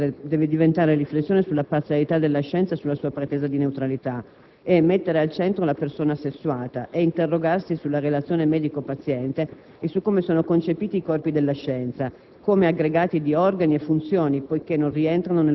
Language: Italian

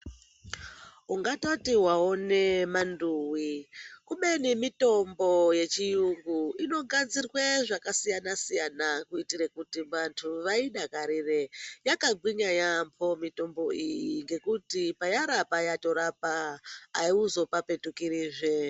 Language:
Ndau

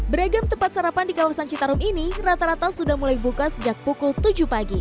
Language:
Indonesian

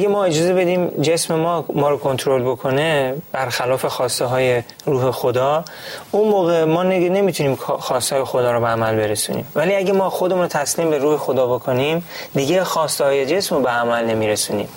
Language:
Persian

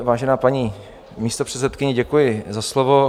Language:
Czech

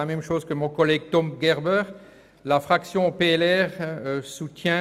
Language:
Swiss German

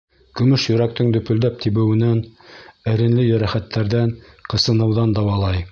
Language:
Bashkir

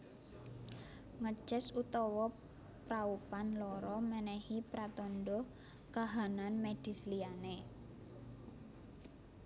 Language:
Javanese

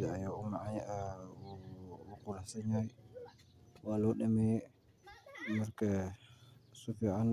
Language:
Somali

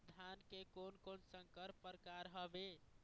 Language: Chhattisgarhi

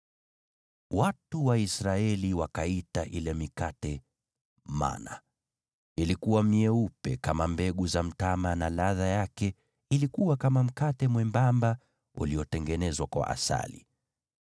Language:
Swahili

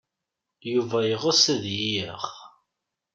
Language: Kabyle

